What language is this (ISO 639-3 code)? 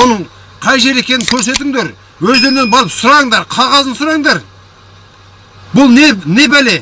kaz